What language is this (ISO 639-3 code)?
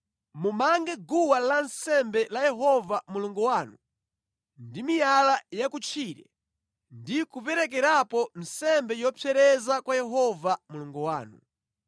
nya